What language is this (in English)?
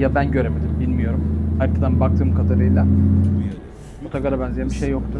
Turkish